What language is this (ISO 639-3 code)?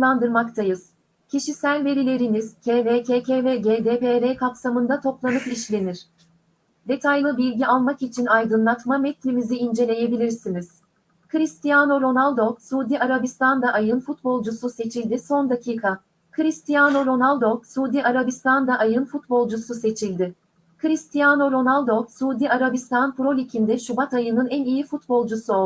tur